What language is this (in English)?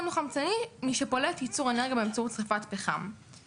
Hebrew